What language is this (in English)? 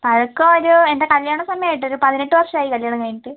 Malayalam